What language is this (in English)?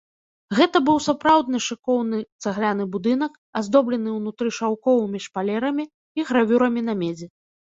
Belarusian